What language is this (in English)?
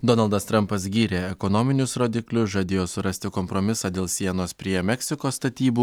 Lithuanian